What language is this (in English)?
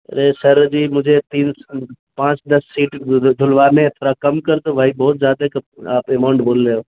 Urdu